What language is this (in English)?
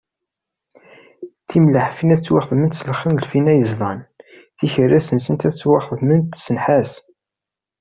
Kabyle